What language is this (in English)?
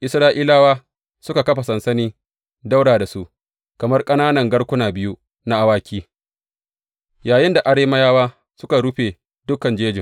Hausa